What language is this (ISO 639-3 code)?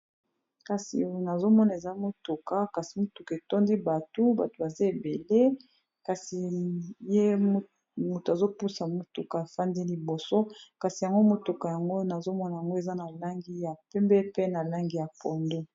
lin